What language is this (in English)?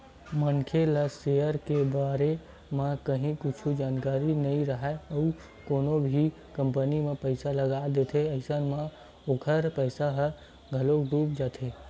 Chhattisgarhi